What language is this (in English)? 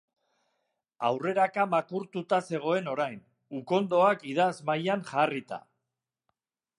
Basque